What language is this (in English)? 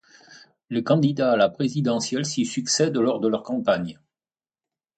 French